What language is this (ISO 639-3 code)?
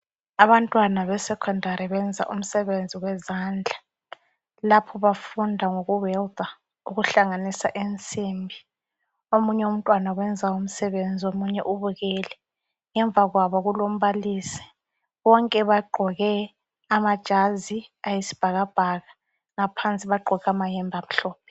nde